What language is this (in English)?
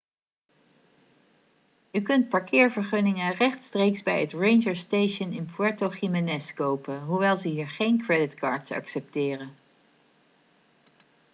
Dutch